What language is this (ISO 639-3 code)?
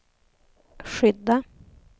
swe